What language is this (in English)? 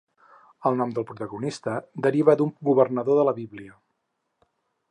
Catalan